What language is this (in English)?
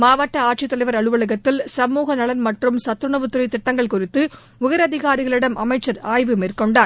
Tamil